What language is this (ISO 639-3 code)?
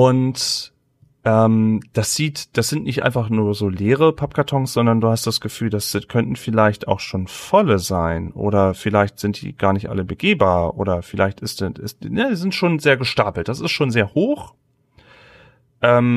deu